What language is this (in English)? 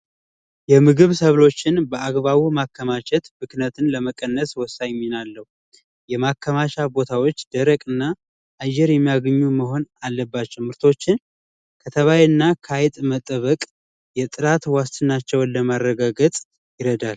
Amharic